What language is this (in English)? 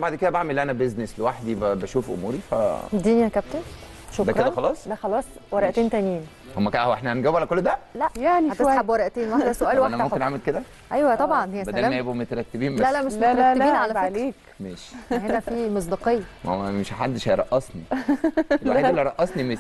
Arabic